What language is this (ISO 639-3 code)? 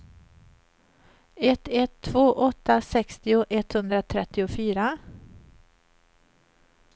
swe